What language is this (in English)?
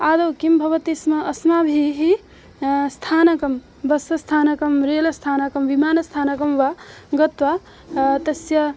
Sanskrit